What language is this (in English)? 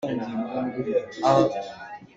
Hakha Chin